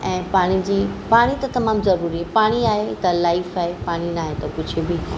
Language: Sindhi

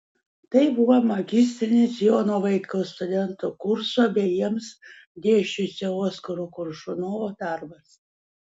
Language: Lithuanian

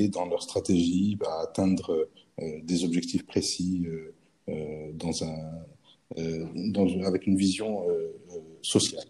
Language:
French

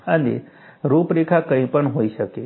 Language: Gujarati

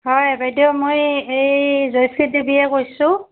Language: Assamese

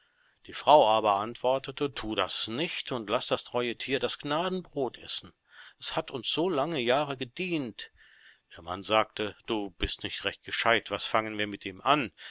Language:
German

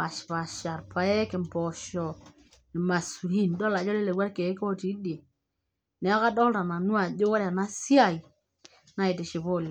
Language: Masai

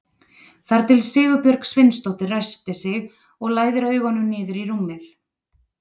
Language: Icelandic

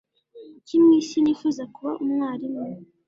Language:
Kinyarwanda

